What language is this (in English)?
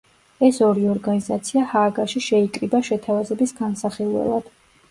Georgian